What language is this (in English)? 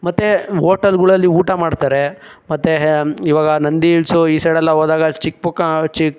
Kannada